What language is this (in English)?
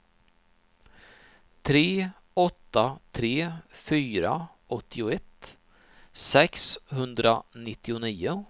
Swedish